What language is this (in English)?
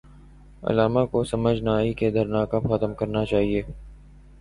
Urdu